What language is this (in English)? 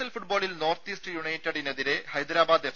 Malayalam